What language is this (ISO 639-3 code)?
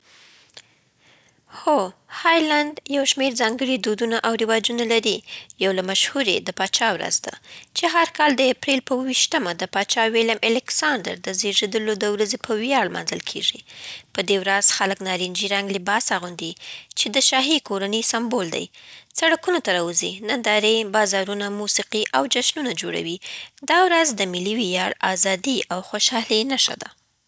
pbt